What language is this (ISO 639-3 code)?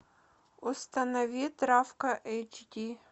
rus